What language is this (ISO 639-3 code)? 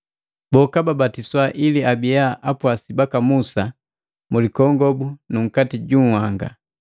mgv